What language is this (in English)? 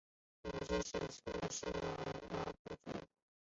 Chinese